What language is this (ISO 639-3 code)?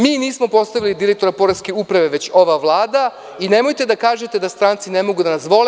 srp